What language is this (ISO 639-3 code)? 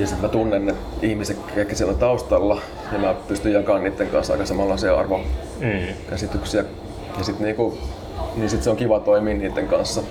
fin